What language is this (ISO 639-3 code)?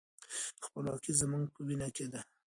pus